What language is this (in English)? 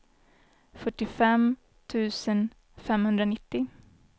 Swedish